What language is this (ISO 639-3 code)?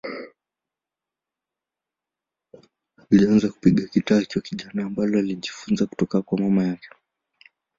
swa